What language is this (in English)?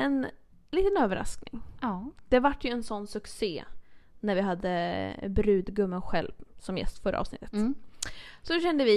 Swedish